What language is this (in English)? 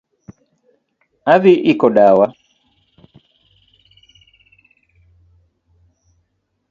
Luo (Kenya and Tanzania)